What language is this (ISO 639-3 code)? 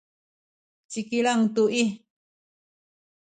szy